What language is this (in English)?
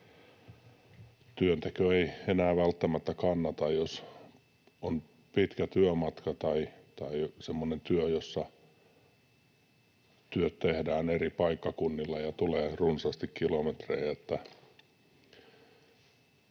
Finnish